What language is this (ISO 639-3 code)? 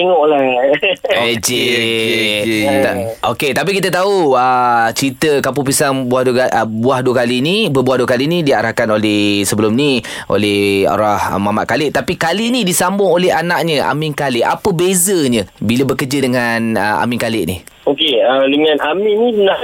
msa